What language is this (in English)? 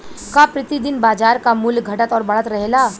Bhojpuri